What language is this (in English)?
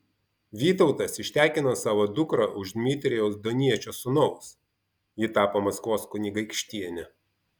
Lithuanian